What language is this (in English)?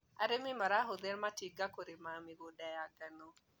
Kikuyu